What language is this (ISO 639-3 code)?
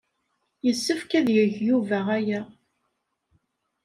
kab